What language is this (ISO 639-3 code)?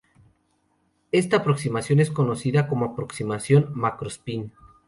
spa